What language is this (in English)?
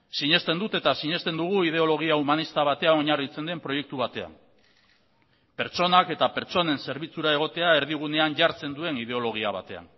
Basque